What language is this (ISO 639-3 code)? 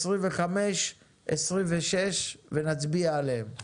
heb